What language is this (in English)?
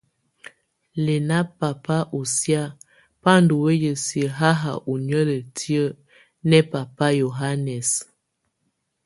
Tunen